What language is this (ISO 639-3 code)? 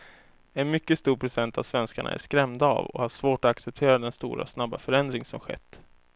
swe